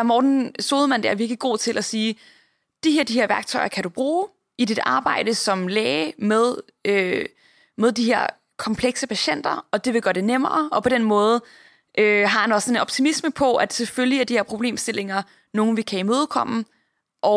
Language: Danish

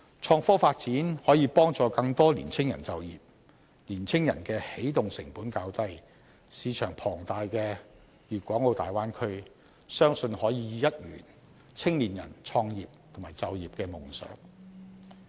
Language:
Cantonese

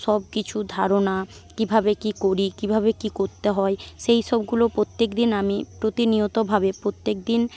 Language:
Bangla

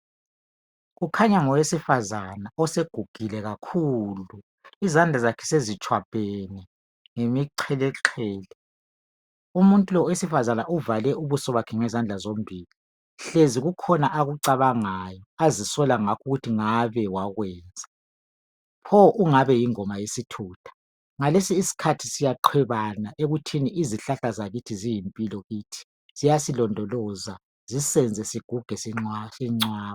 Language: North Ndebele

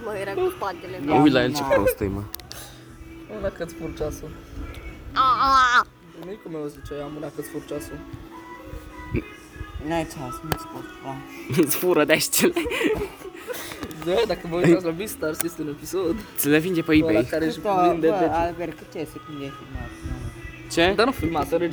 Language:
Romanian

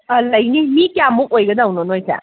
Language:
Manipuri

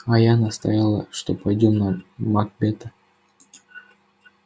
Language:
Russian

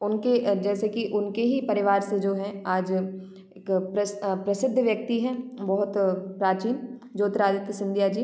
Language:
Hindi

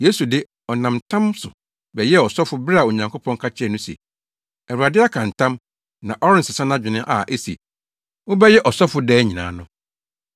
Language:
Akan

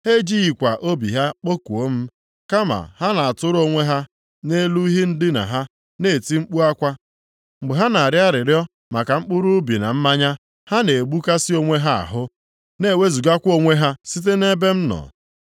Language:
Igbo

